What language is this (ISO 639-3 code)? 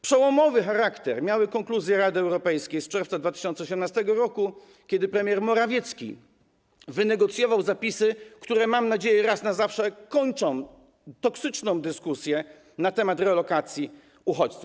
pol